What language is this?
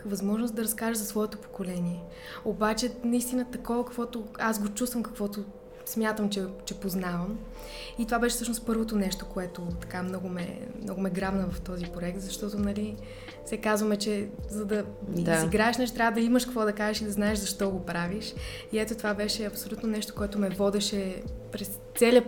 Bulgarian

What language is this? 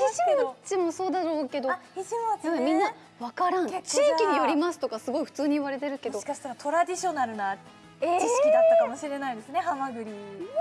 Japanese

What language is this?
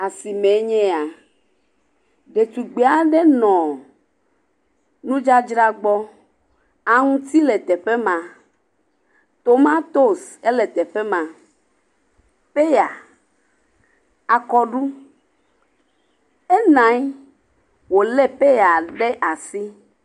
Ewe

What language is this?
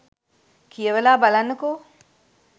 Sinhala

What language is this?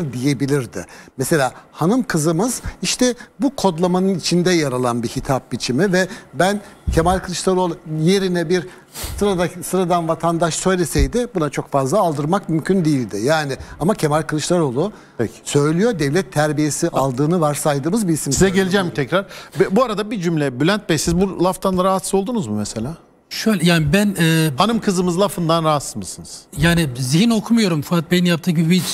Turkish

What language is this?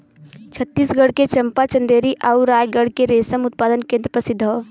Bhojpuri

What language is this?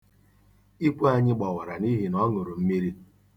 Igbo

